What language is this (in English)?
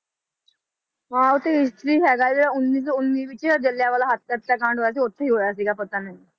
Punjabi